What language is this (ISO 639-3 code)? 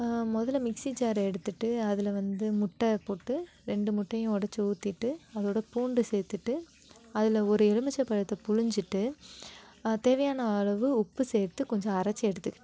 tam